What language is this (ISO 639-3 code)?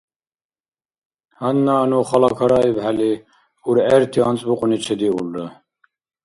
dar